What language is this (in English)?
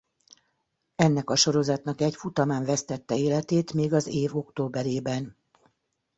Hungarian